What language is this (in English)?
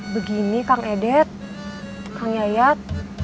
Indonesian